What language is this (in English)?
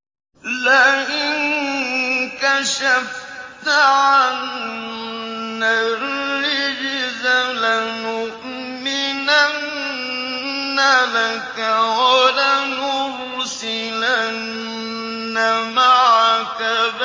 Arabic